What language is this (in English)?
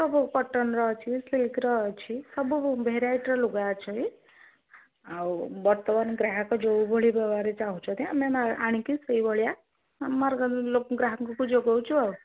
Odia